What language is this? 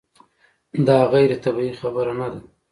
Pashto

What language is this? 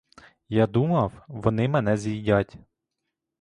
Ukrainian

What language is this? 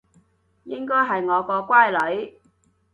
Cantonese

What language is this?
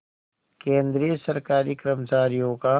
Hindi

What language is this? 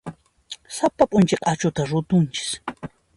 Puno Quechua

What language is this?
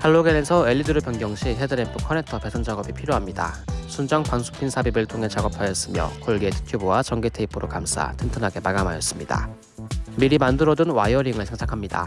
Korean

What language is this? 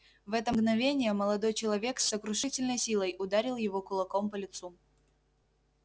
Russian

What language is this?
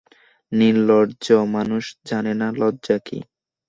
Bangla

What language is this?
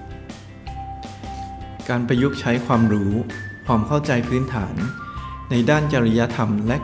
Thai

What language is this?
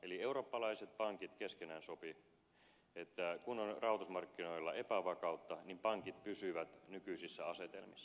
Finnish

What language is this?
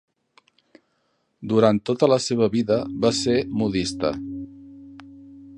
Catalan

